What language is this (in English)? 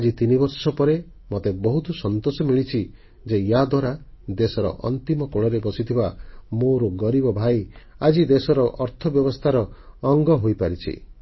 Odia